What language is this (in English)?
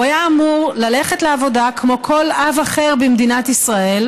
Hebrew